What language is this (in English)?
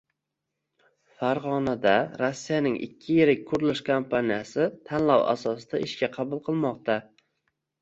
Uzbek